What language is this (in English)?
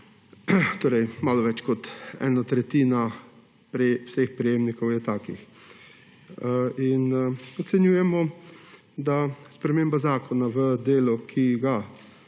Slovenian